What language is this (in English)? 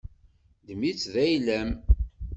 Kabyle